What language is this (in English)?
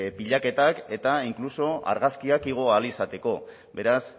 Basque